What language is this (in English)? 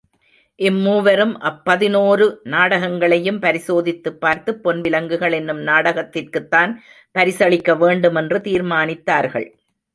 Tamil